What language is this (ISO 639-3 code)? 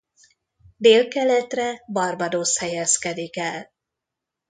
hun